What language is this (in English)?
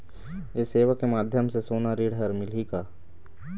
Chhattisgarhi